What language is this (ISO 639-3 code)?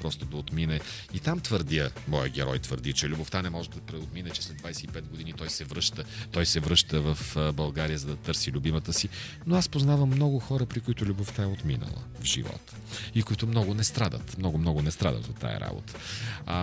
bul